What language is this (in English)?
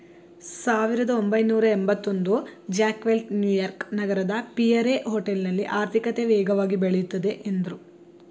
Kannada